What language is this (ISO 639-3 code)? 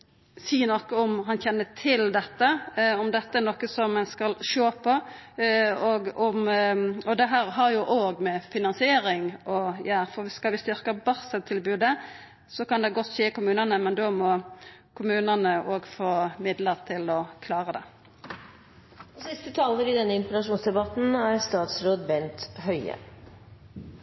nno